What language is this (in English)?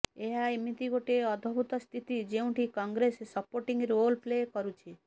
Odia